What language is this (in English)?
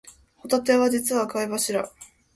Japanese